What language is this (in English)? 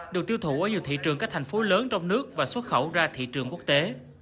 Vietnamese